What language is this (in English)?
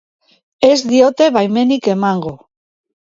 Basque